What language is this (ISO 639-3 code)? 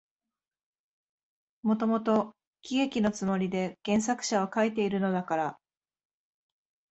jpn